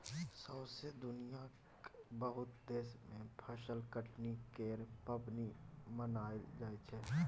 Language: Maithili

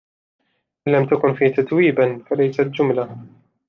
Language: Arabic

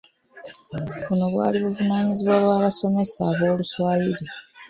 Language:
Ganda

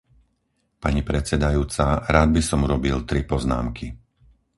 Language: Slovak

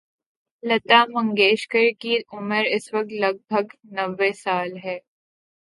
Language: Urdu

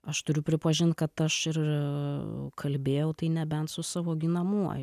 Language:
Lithuanian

